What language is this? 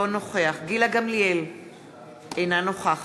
Hebrew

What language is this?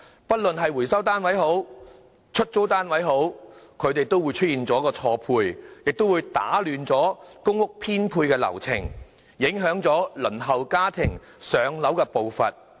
Cantonese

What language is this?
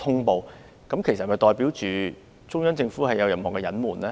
Cantonese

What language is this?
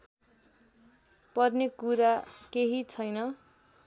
Nepali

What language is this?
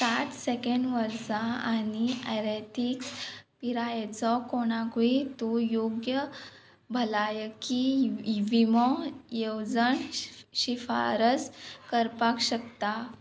Konkani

